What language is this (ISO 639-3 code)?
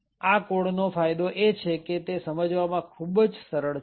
guj